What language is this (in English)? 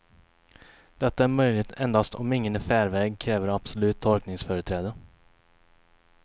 Swedish